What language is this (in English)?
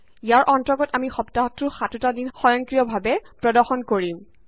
Assamese